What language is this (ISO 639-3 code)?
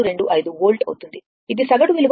tel